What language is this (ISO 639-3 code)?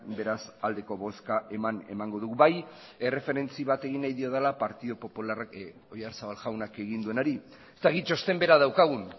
eus